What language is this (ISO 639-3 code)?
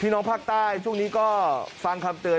tha